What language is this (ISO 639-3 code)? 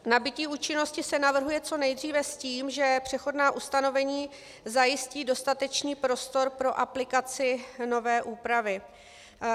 ces